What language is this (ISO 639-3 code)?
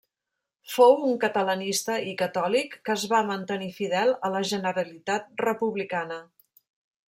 cat